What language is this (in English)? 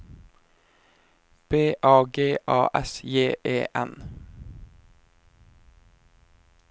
Norwegian